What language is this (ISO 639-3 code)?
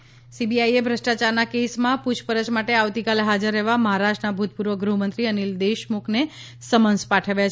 guj